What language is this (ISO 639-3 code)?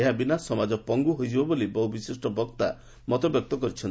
ori